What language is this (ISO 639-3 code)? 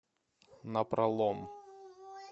rus